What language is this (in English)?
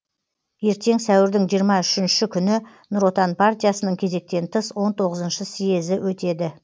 Kazakh